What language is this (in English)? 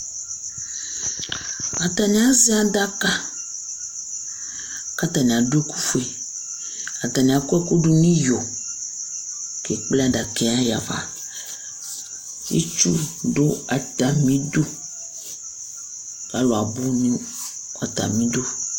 Ikposo